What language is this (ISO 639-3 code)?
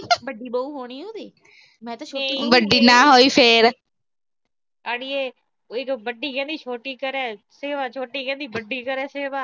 pan